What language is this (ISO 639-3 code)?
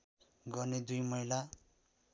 nep